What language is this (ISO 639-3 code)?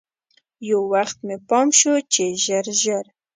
pus